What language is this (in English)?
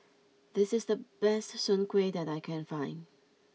English